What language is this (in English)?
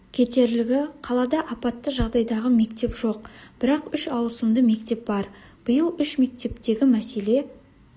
Kazakh